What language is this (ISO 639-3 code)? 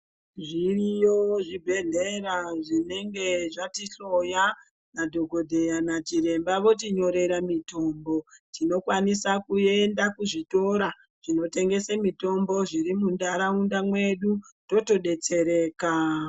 ndc